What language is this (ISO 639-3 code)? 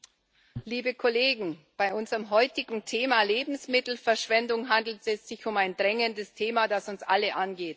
deu